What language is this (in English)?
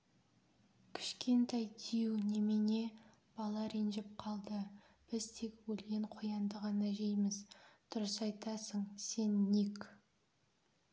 Kazakh